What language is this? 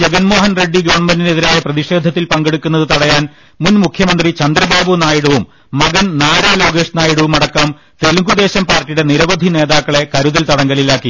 Malayalam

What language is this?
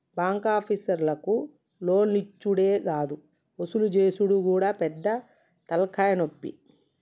Telugu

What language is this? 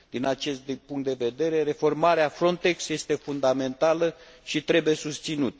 Romanian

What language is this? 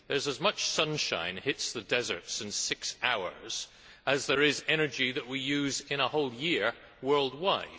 English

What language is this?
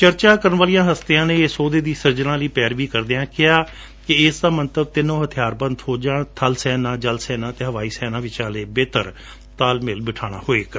Punjabi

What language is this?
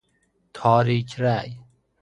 Persian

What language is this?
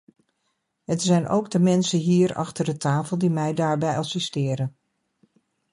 Dutch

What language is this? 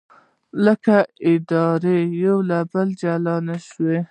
Pashto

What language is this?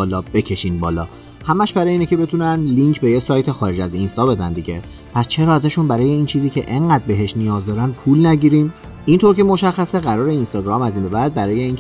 Persian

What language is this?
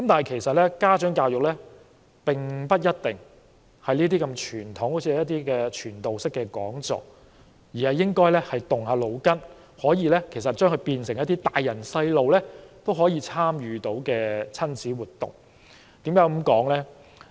Cantonese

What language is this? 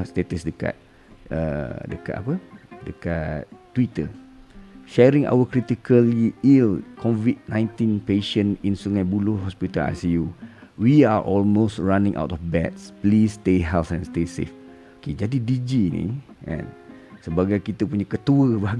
Malay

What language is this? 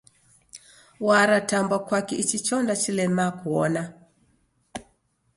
Taita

